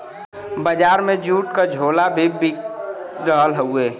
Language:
Bhojpuri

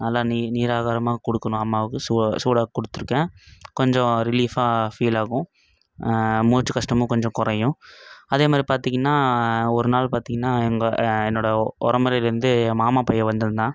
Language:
Tamil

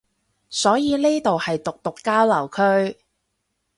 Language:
Cantonese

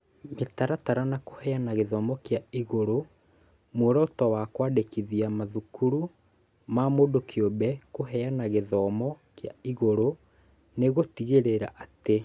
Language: Kikuyu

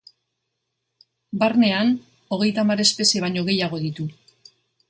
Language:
Basque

